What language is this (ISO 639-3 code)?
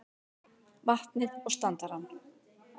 isl